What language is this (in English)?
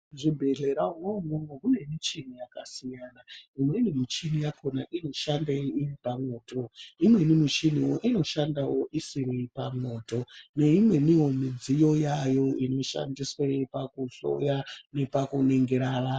Ndau